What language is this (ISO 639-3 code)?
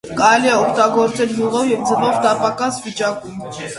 hye